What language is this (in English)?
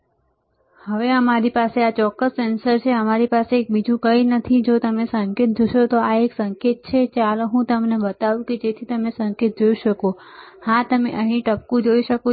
Gujarati